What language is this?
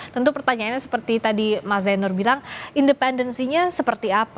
Indonesian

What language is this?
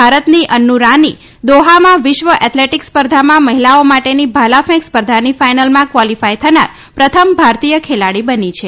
Gujarati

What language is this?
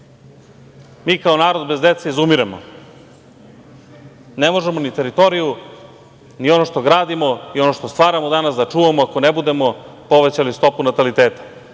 Serbian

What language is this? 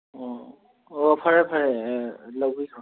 Manipuri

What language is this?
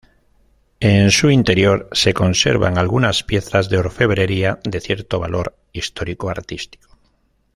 Spanish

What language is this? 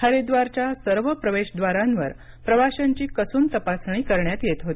Marathi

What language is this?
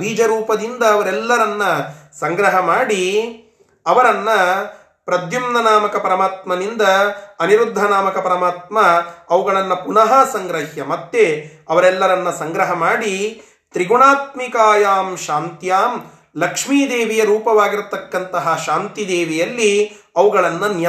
Kannada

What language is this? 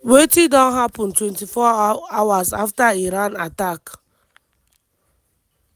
Nigerian Pidgin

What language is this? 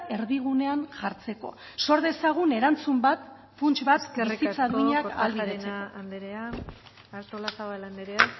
Basque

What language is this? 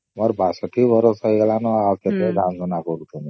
Odia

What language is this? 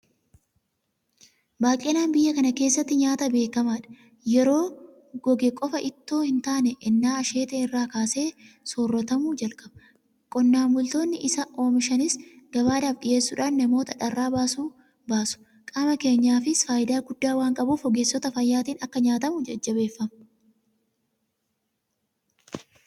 Oromo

